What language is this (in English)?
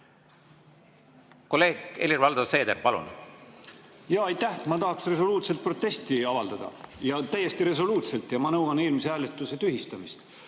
Estonian